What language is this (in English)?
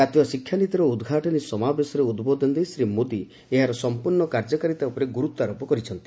Odia